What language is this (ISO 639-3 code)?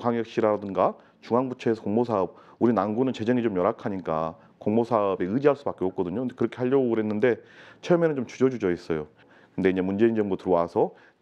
kor